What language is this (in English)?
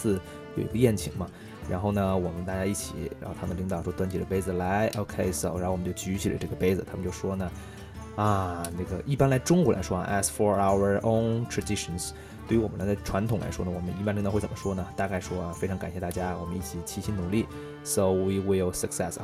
Chinese